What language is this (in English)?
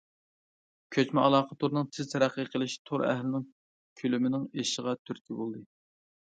Uyghur